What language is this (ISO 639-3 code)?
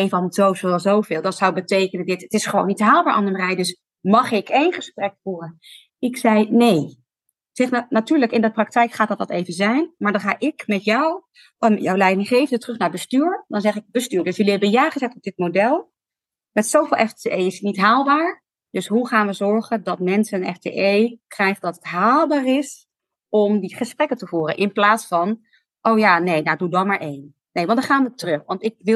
nld